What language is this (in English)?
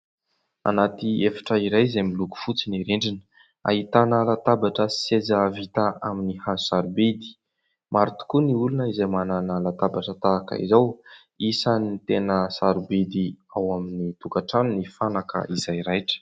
Malagasy